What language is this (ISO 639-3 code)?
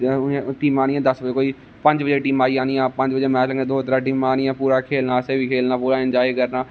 doi